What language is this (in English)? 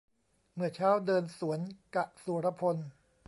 Thai